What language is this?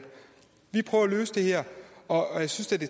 Danish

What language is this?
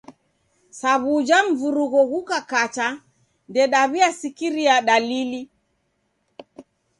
Taita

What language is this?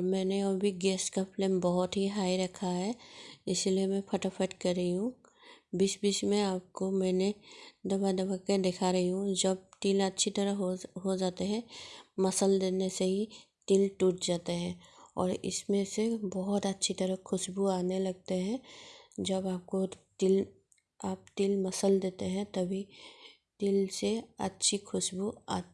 Hindi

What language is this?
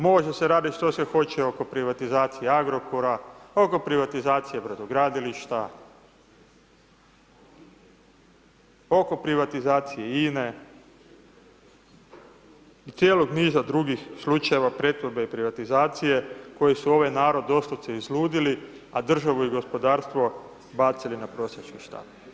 Croatian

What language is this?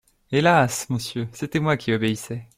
French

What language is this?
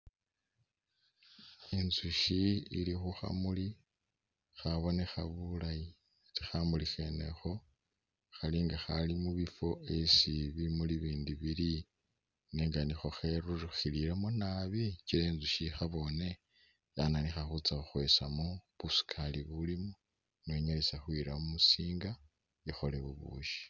Masaaba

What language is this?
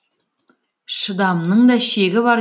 Kazakh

